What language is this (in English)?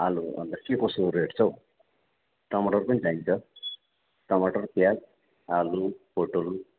Nepali